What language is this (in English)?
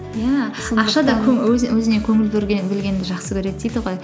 Kazakh